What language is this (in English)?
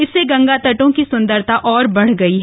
Hindi